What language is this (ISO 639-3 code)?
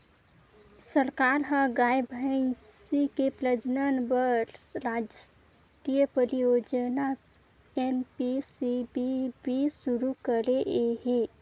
hne